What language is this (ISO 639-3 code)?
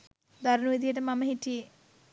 sin